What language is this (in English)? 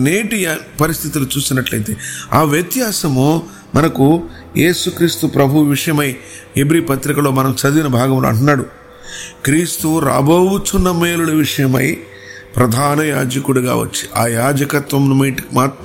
Telugu